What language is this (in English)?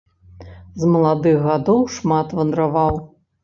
Belarusian